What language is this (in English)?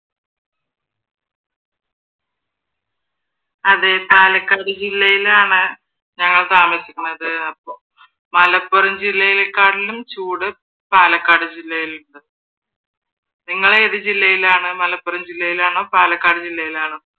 Malayalam